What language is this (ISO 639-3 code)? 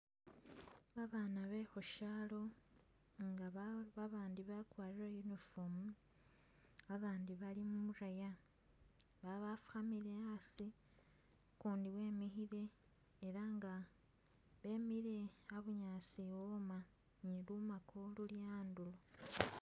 myx